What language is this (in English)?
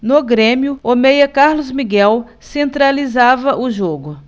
Portuguese